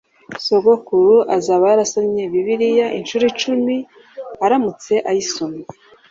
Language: Kinyarwanda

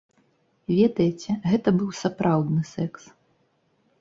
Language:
Belarusian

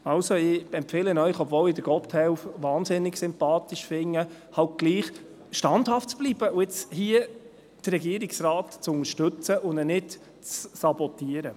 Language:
Swiss German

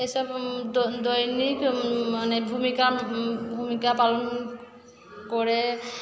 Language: Bangla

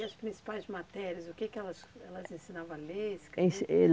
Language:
Portuguese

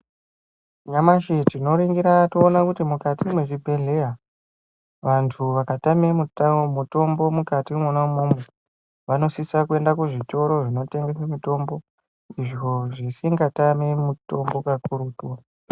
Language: Ndau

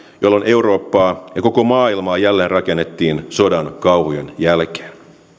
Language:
Finnish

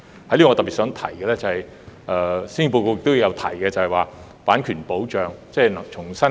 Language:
Cantonese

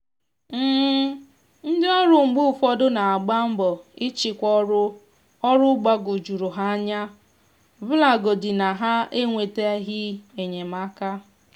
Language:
Igbo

